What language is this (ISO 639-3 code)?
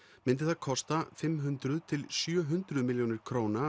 isl